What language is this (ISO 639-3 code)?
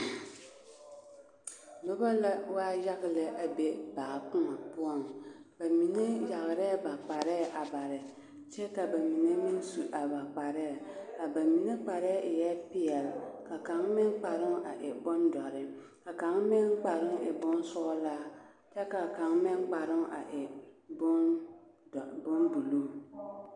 dga